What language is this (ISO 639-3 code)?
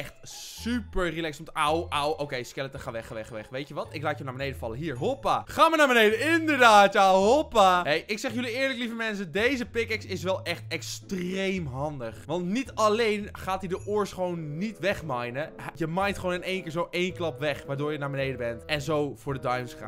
nld